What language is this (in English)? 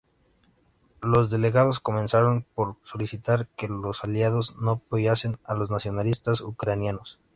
Spanish